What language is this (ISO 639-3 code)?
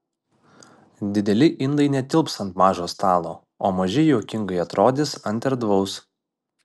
lit